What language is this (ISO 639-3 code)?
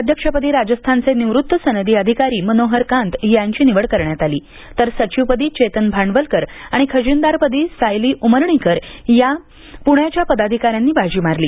mar